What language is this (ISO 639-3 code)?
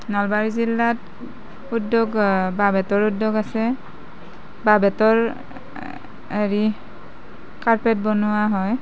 asm